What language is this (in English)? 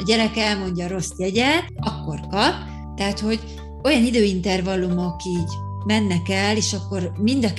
Hungarian